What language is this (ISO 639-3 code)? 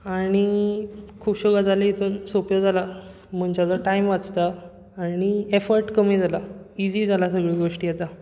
kok